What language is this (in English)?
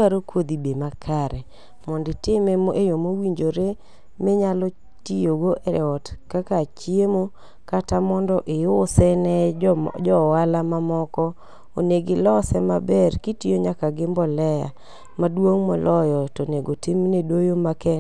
Luo (Kenya and Tanzania)